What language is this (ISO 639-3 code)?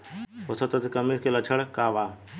bho